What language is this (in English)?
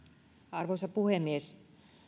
Finnish